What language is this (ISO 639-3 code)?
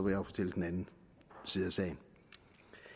dan